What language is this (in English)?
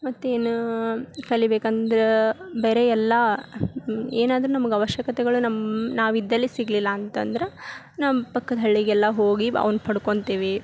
Kannada